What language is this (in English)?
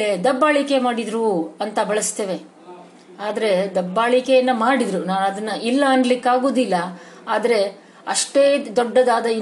Kannada